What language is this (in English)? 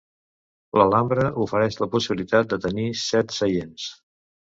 Catalan